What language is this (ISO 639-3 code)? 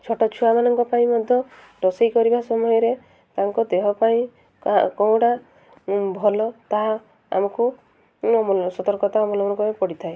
ori